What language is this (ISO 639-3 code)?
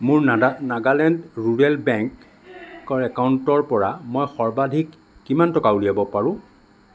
asm